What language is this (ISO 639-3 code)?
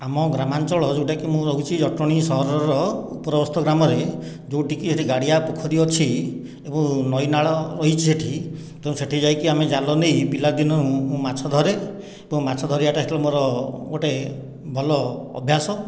ori